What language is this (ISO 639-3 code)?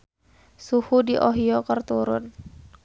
sun